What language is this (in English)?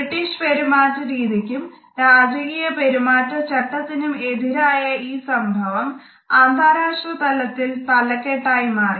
Malayalam